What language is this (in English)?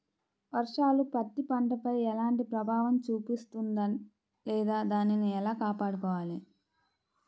Telugu